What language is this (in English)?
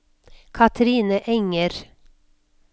Norwegian